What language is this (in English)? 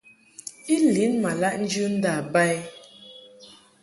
Mungaka